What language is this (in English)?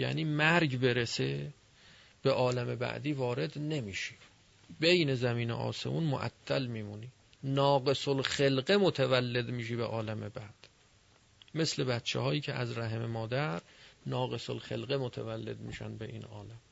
Persian